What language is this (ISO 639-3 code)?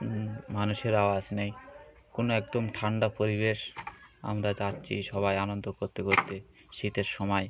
ben